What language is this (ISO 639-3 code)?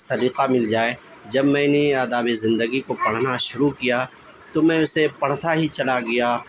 urd